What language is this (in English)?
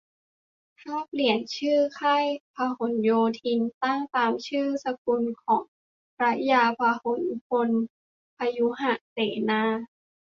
Thai